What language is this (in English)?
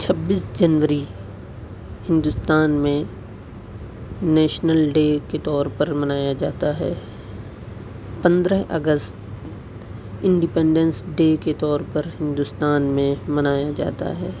Urdu